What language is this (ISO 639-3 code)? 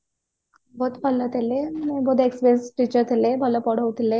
ori